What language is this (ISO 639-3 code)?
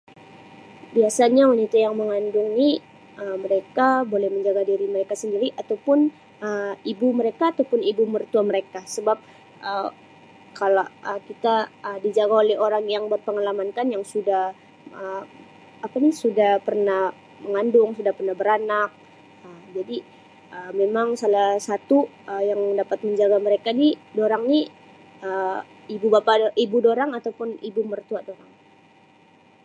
msi